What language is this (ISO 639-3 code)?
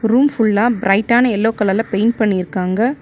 tam